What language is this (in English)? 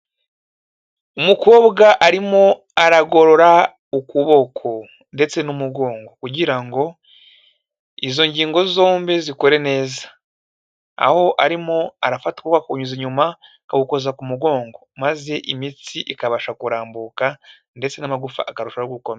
Kinyarwanda